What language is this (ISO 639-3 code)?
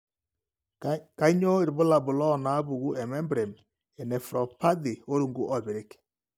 mas